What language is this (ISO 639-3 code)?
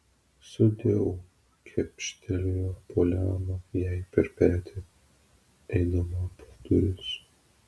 lit